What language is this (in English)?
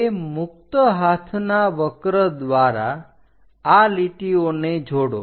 Gujarati